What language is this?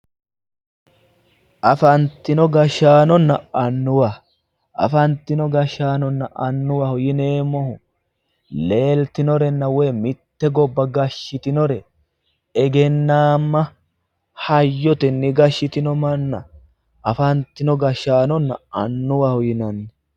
Sidamo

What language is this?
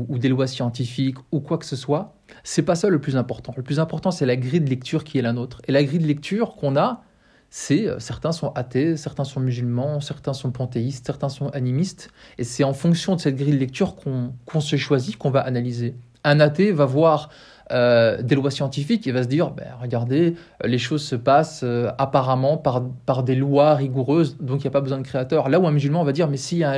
French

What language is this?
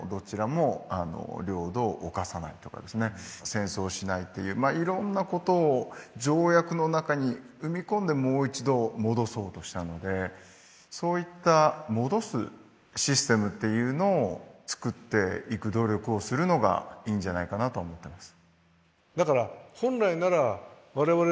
Japanese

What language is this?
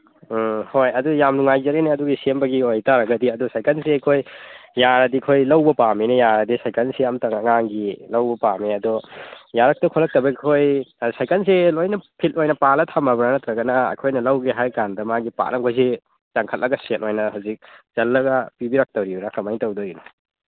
Manipuri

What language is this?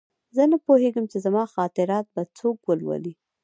Pashto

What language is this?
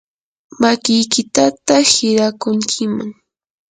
Yanahuanca Pasco Quechua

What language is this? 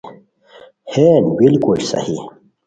Khowar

